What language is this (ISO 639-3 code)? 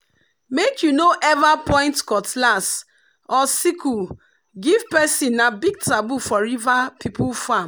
pcm